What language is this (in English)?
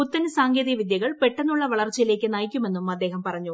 Malayalam